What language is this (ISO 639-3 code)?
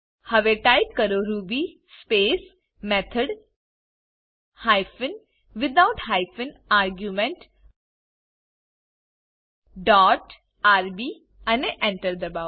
guj